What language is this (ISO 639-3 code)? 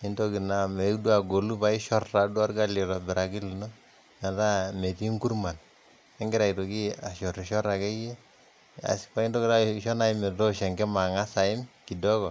mas